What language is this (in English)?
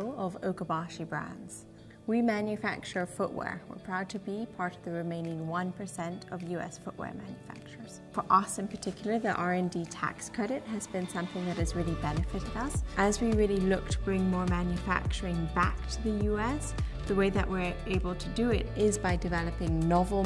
English